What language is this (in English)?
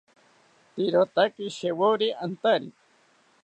South Ucayali Ashéninka